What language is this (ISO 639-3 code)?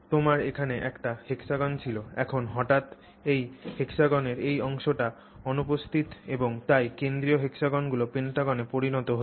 ben